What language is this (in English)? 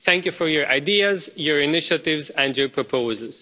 English